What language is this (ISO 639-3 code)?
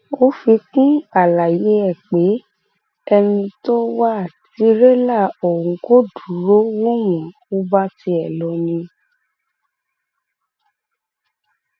yor